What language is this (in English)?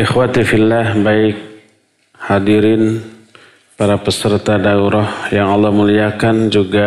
Indonesian